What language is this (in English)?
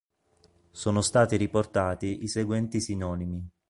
Italian